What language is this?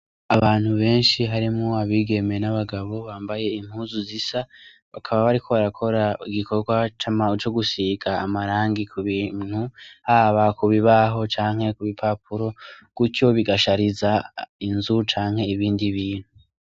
Rundi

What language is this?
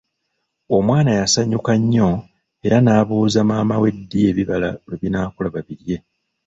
Ganda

